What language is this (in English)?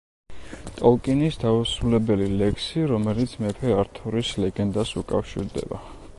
Georgian